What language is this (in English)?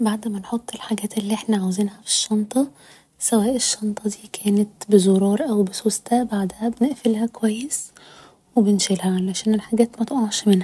Egyptian Arabic